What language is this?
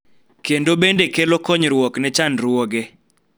Luo (Kenya and Tanzania)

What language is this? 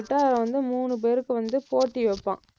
Tamil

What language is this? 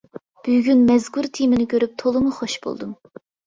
Uyghur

